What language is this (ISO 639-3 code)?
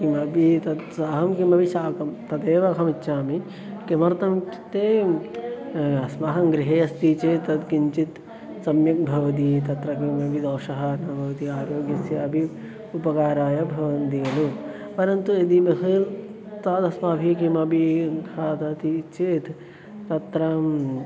san